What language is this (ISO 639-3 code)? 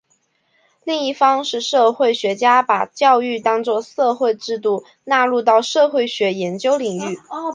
zho